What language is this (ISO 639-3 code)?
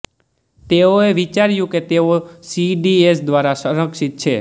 guj